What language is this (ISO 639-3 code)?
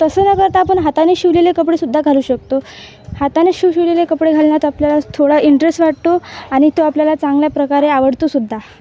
mar